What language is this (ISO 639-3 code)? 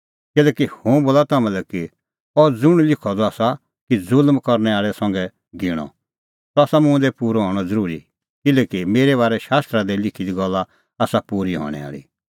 kfx